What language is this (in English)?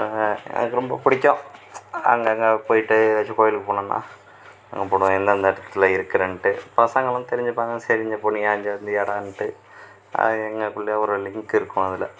Tamil